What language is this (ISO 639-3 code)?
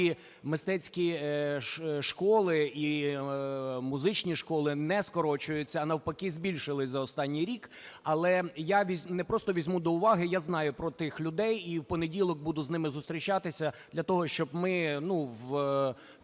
ukr